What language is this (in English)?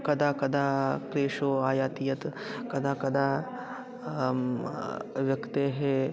Sanskrit